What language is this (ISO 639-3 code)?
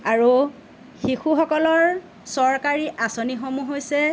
asm